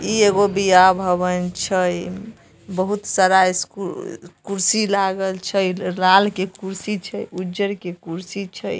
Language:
Magahi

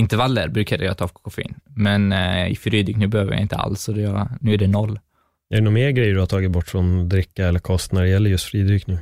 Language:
Swedish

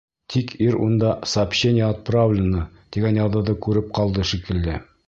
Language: Bashkir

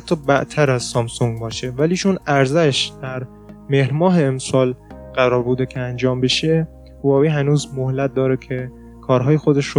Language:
Persian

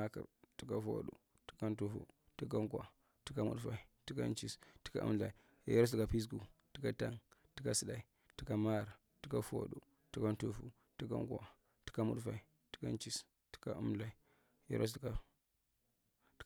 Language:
Marghi Central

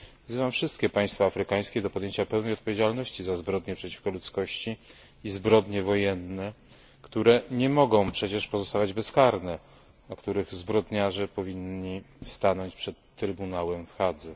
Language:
Polish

